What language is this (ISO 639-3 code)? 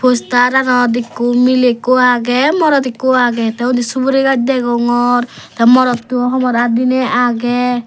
ccp